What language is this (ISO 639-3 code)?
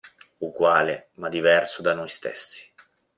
ita